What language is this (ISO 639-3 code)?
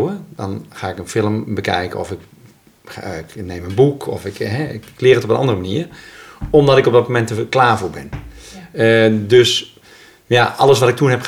nld